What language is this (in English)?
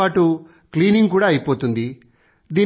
Telugu